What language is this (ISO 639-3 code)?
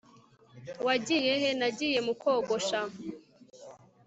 kin